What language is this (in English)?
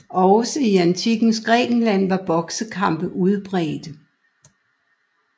Danish